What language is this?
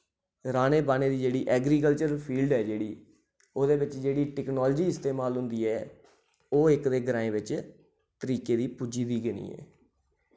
Dogri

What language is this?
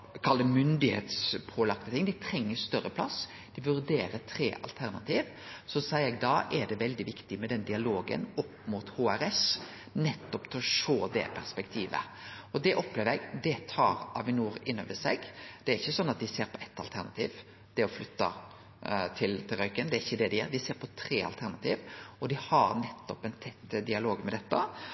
Norwegian Nynorsk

